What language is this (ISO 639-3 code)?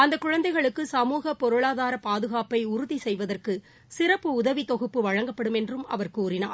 tam